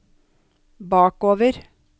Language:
Norwegian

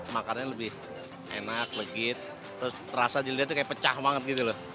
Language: Indonesian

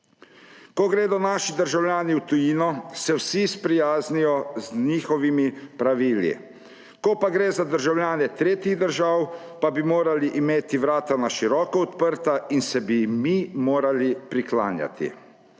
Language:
Slovenian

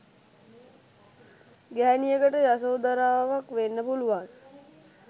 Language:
Sinhala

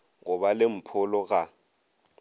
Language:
Northern Sotho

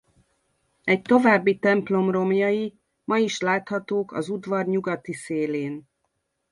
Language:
Hungarian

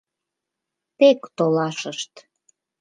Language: Mari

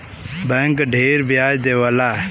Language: Bhojpuri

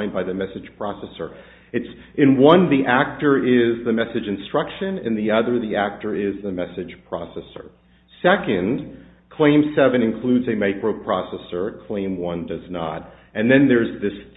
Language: English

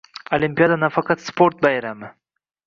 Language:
Uzbek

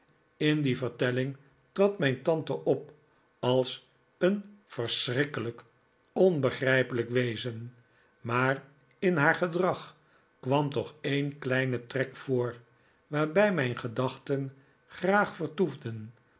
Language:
Dutch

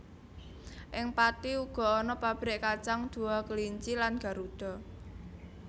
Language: Javanese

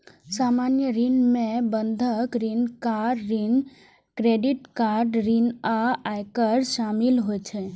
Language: Maithili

